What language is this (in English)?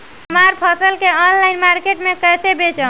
Bhojpuri